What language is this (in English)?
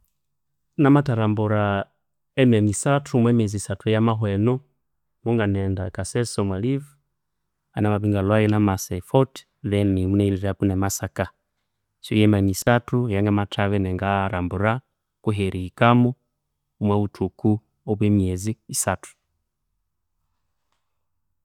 Konzo